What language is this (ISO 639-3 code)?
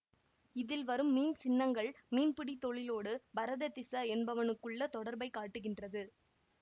tam